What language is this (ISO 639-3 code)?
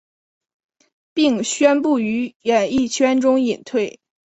zho